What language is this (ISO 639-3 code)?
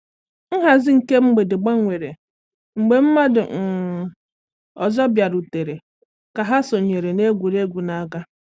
ibo